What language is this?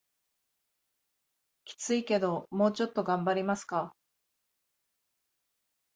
Japanese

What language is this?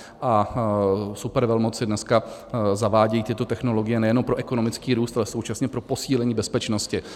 Czech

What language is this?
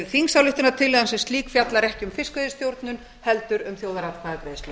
Icelandic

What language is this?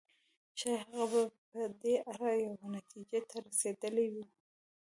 Pashto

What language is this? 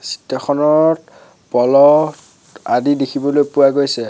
Assamese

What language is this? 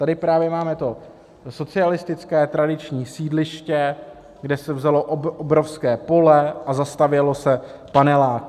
Czech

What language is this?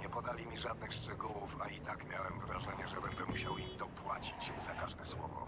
Polish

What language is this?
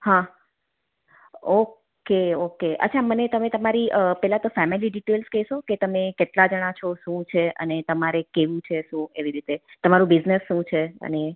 Gujarati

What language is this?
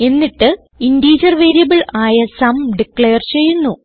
Malayalam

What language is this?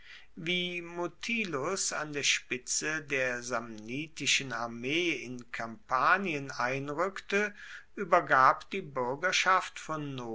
German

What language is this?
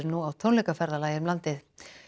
Icelandic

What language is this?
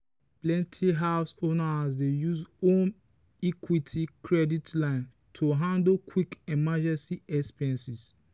Nigerian Pidgin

